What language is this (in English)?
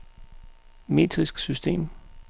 Danish